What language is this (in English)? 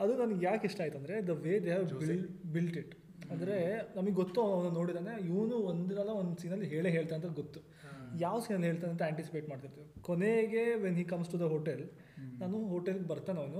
Kannada